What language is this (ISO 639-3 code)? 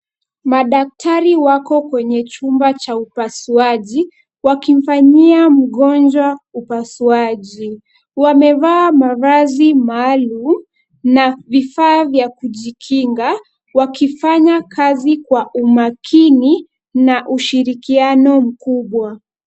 swa